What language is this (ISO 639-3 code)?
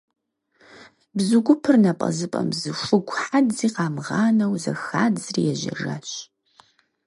kbd